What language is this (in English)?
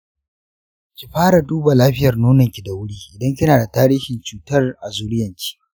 Hausa